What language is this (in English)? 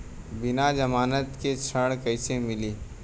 Bhojpuri